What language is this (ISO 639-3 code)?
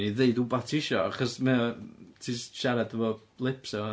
cym